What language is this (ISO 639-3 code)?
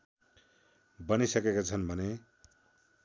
nep